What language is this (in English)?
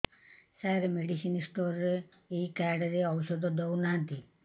Odia